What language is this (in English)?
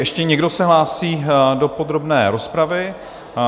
Czech